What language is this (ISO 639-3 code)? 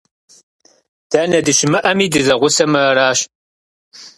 kbd